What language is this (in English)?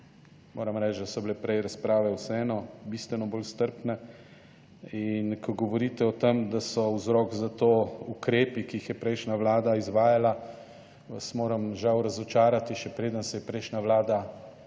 Slovenian